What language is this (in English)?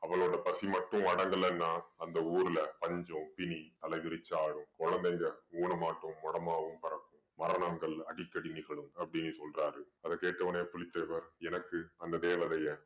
Tamil